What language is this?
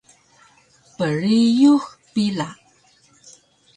Taroko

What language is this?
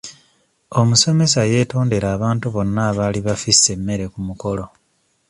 Ganda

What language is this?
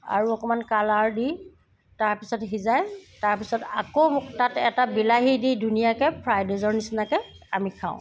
Assamese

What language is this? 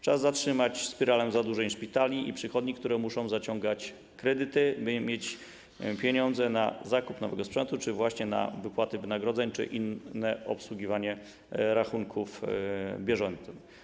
Polish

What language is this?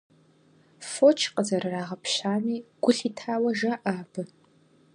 Kabardian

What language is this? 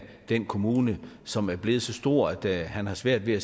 Danish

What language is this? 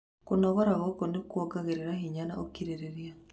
Kikuyu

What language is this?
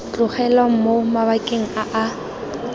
Tswana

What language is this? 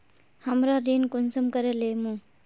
Magahi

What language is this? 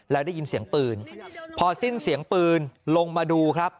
Thai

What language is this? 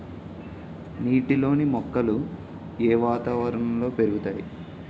Telugu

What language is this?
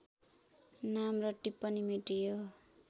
Nepali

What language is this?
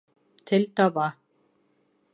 Bashkir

